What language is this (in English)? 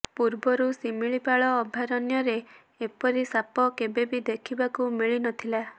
Odia